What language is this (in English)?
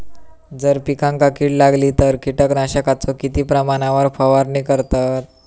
Marathi